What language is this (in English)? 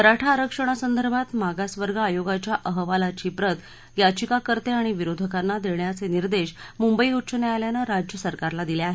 Marathi